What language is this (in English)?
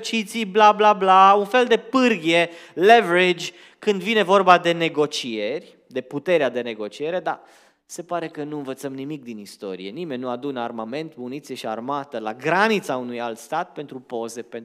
Romanian